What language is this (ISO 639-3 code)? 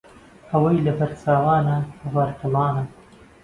ckb